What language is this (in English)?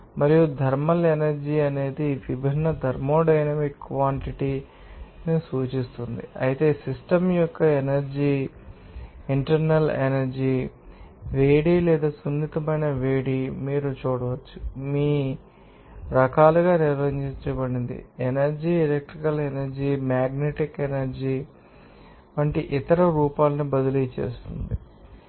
Telugu